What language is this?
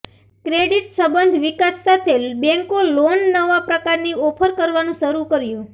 Gujarati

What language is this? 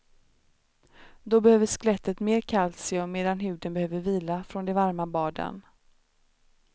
Swedish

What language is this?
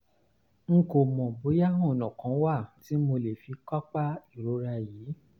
Yoruba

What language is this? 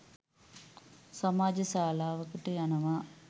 Sinhala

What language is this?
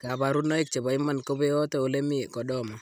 Kalenjin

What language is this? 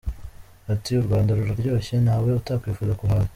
Kinyarwanda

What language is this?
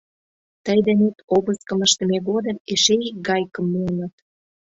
Mari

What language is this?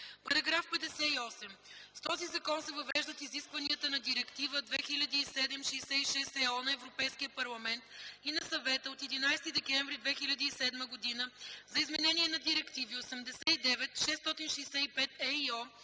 Bulgarian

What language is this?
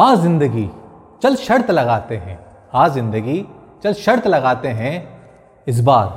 Hindi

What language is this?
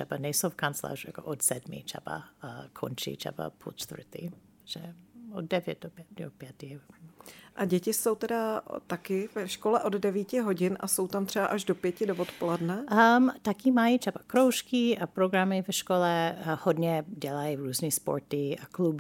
Czech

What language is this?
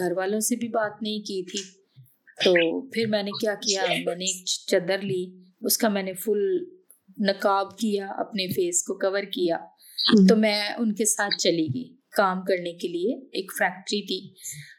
Urdu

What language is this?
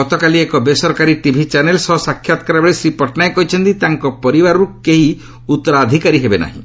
Odia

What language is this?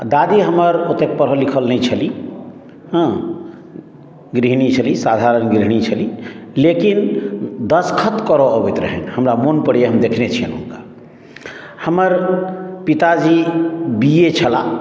Maithili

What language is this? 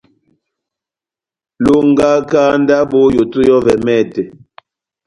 Batanga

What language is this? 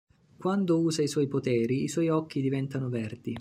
Italian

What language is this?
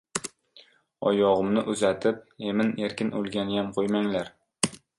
Uzbek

